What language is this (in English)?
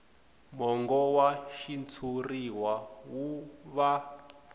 Tsonga